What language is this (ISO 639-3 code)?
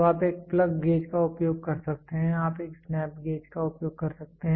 hin